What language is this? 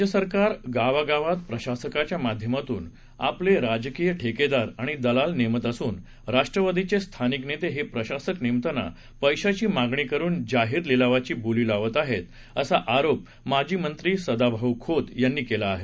Marathi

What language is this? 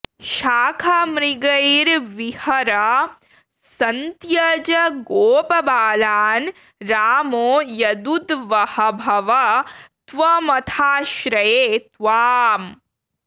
Sanskrit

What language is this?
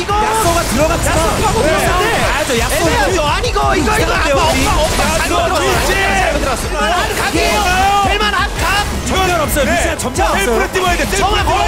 Korean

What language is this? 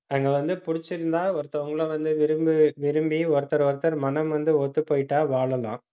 Tamil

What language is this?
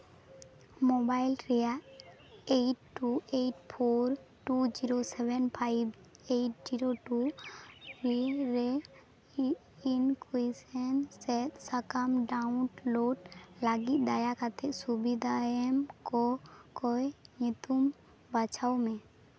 Santali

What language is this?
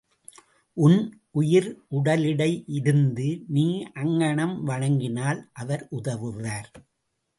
Tamil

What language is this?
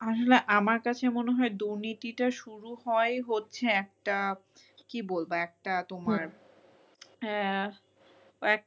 Bangla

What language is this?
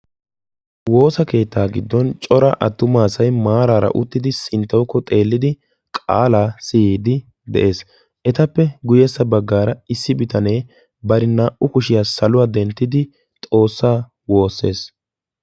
Wolaytta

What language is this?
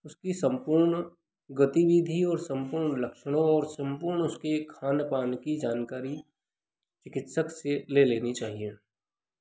Hindi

